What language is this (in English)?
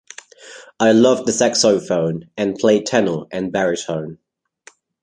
English